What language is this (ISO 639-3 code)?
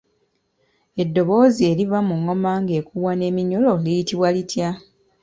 lug